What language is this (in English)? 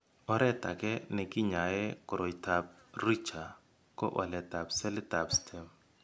Kalenjin